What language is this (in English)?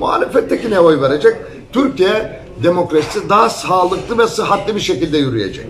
Turkish